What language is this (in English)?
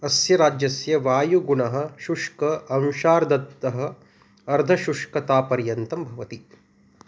Sanskrit